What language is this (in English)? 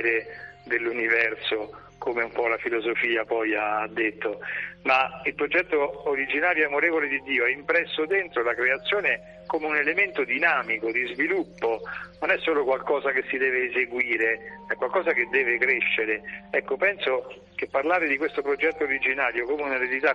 Italian